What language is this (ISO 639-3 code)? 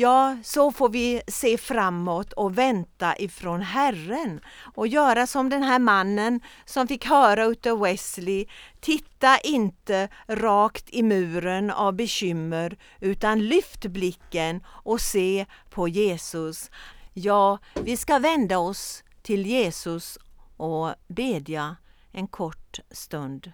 swe